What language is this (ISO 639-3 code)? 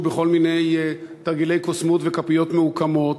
heb